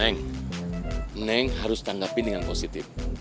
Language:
Indonesian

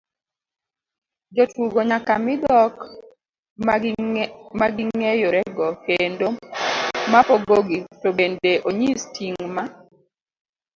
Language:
Luo (Kenya and Tanzania)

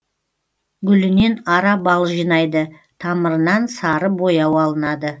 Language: Kazakh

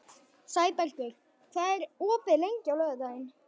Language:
Icelandic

